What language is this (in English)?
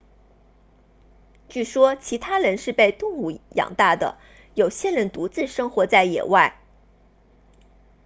Chinese